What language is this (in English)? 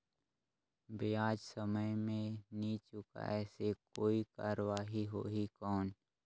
Chhattisgarhi